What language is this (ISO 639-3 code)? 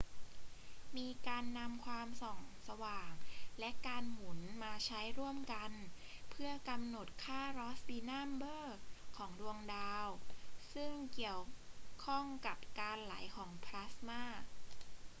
tha